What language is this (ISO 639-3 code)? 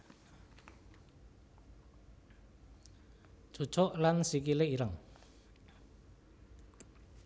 jav